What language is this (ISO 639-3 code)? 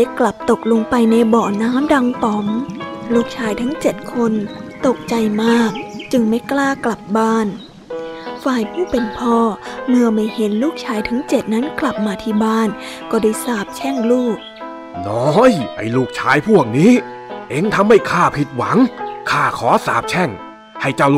tha